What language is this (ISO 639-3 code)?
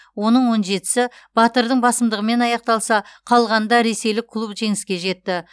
kaz